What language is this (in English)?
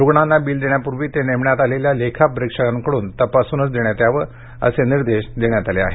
Marathi